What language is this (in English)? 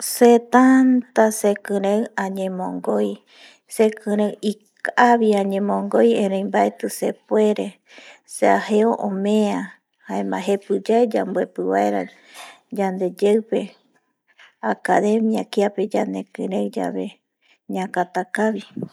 Eastern Bolivian Guaraní